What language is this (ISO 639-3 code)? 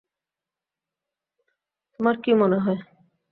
ben